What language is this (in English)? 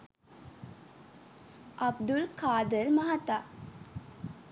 Sinhala